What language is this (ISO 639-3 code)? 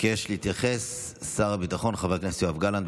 heb